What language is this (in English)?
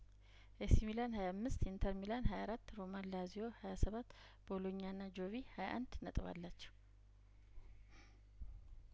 Amharic